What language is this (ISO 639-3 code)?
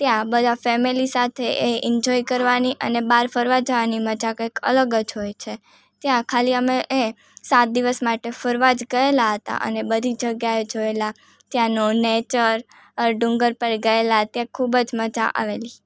guj